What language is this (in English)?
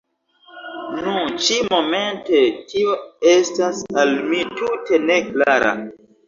Esperanto